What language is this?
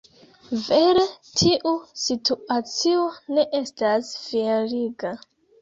Esperanto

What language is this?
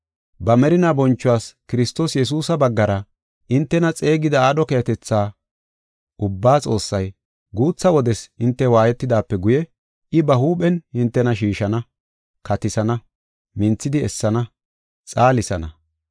Gofa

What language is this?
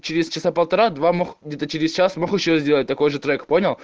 Russian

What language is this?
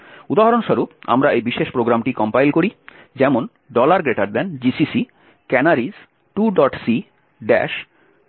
Bangla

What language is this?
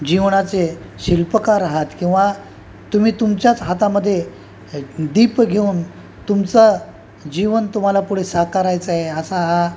Marathi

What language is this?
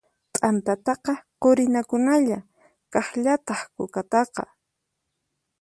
Puno Quechua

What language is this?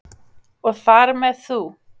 Icelandic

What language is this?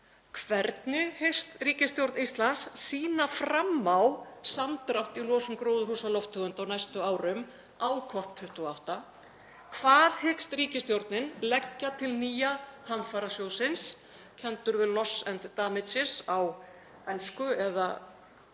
Icelandic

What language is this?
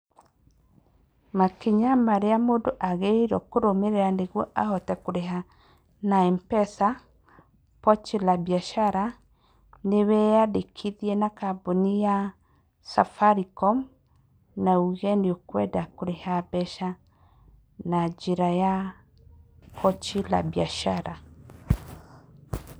Kikuyu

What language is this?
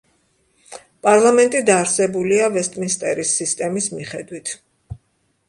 Georgian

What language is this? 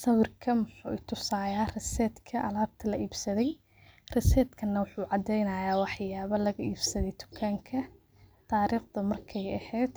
Somali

